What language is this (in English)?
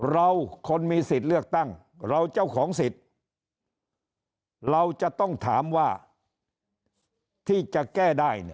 Thai